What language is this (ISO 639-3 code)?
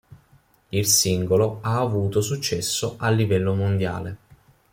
ita